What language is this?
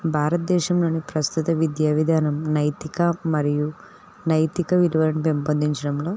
Telugu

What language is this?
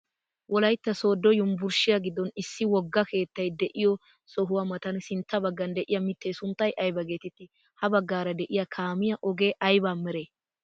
Wolaytta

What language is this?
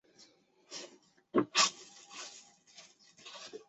Chinese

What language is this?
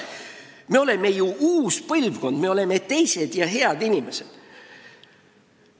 Estonian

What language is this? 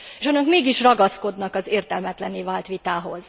Hungarian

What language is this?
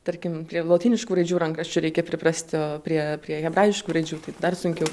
Lithuanian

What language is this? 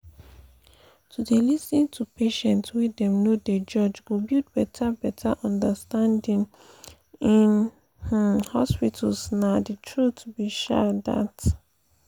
Nigerian Pidgin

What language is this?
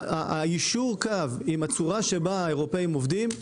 Hebrew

